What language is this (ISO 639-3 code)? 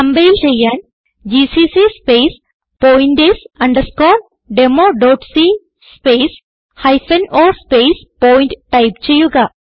mal